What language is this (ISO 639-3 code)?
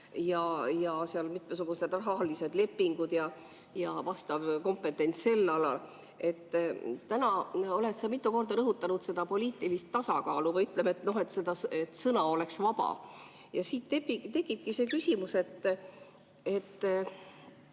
est